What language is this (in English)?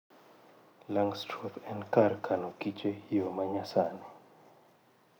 Luo (Kenya and Tanzania)